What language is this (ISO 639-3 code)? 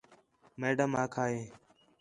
xhe